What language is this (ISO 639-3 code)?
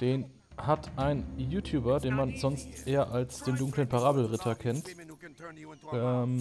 deu